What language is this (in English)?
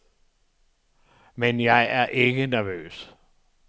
Danish